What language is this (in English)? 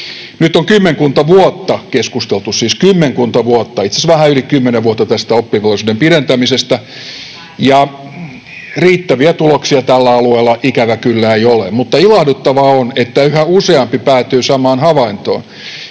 Finnish